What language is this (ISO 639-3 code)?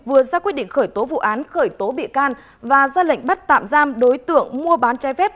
vie